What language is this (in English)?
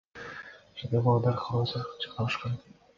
Kyrgyz